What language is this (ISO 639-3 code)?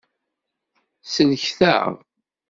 kab